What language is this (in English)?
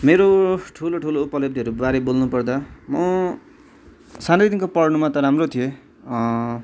Nepali